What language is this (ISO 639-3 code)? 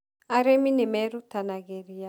kik